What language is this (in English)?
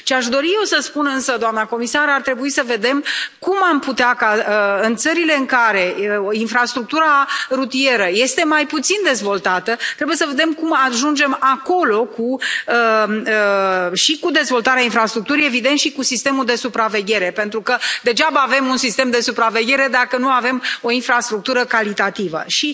Romanian